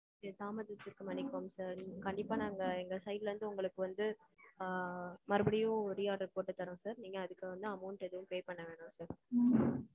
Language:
Tamil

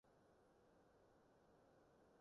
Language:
Cantonese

